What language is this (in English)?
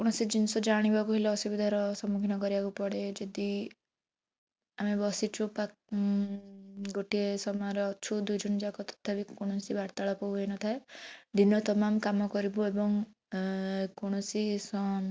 Odia